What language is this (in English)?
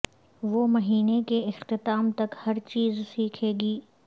Urdu